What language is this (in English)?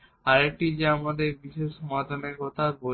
Bangla